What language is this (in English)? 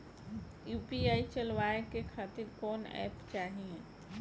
Bhojpuri